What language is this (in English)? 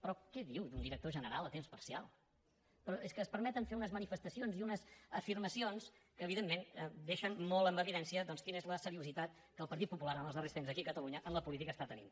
Catalan